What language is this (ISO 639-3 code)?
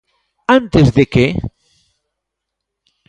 glg